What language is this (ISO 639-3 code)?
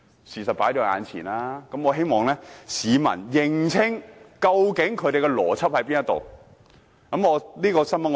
yue